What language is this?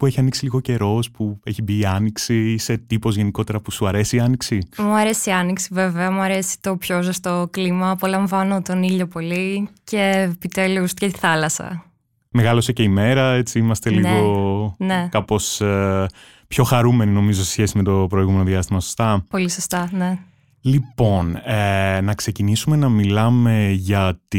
Greek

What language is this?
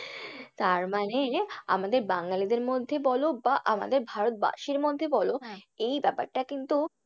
Bangla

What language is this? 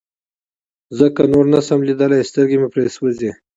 Pashto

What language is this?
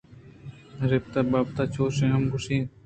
Eastern Balochi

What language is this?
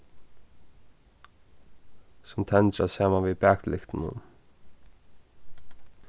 Faroese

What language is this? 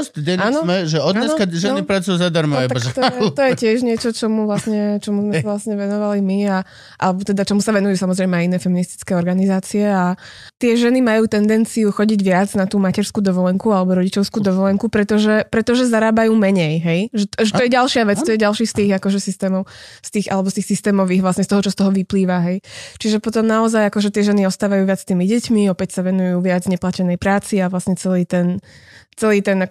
Slovak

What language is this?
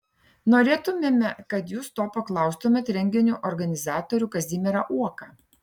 Lithuanian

